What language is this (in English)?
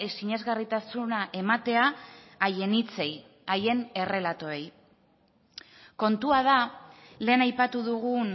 Basque